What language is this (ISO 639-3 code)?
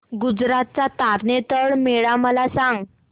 mar